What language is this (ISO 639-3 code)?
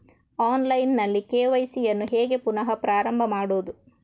kan